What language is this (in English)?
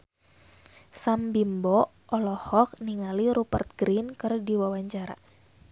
Sundanese